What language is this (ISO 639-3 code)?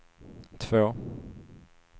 swe